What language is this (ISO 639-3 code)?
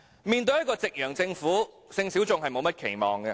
yue